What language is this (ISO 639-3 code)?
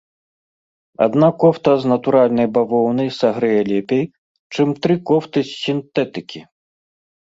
bel